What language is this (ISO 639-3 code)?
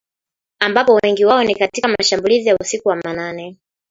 swa